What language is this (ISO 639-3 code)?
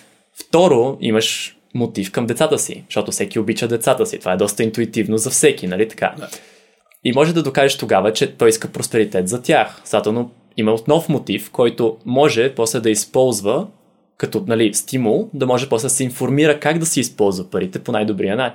bul